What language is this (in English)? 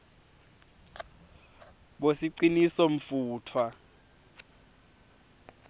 Swati